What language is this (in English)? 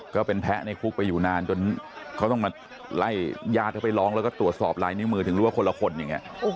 Thai